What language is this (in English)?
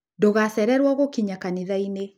Kikuyu